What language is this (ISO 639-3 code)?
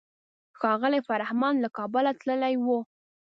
pus